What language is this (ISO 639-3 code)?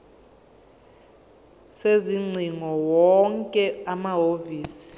zul